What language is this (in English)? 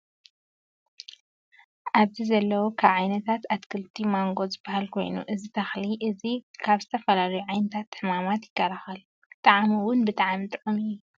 Tigrinya